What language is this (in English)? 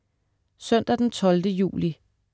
Danish